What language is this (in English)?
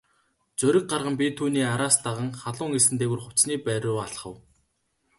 Mongolian